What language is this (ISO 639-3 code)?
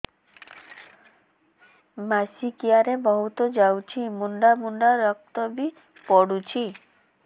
ori